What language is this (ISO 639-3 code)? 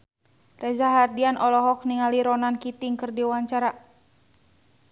sun